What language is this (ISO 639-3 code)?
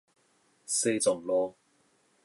nan